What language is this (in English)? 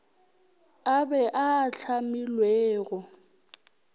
Northern Sotho